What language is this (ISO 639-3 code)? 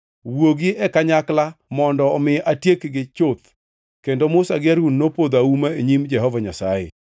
luo